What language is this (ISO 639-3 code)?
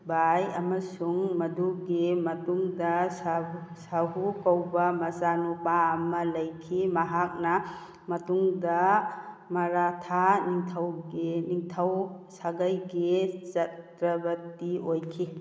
mni